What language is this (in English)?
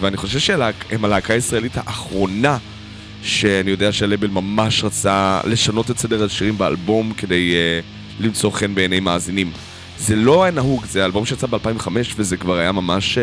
Hebrew